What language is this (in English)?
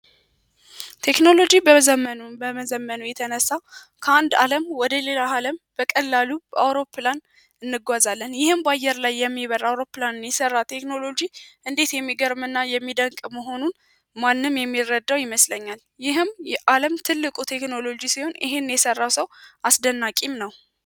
Amharic